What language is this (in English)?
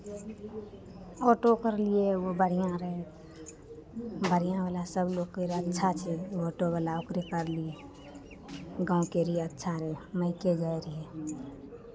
Maithili